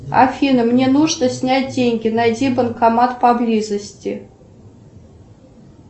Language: Russian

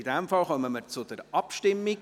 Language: Swiss German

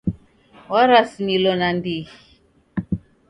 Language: Taita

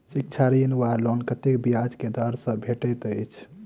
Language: Maithili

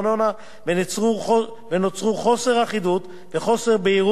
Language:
Hebrew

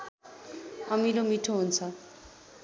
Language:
Nepali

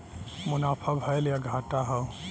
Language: Bhojpuri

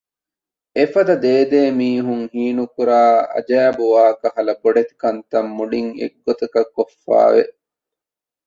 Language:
Divehi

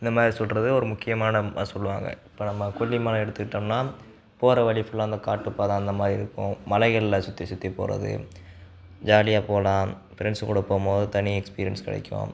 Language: Tamil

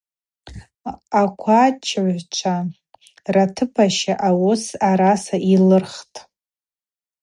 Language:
Abaza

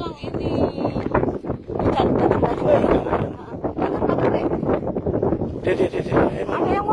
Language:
Indonesian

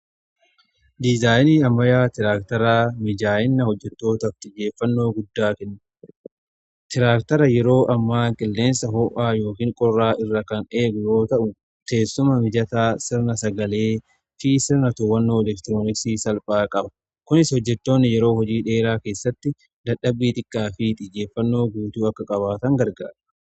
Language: Oromo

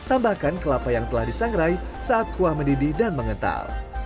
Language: Indonesian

